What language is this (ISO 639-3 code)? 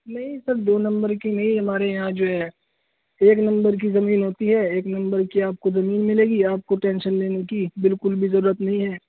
urd